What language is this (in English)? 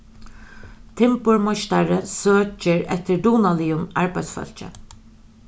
Faroese